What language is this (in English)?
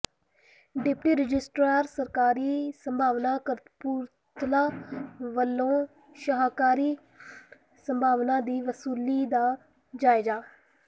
Punjabi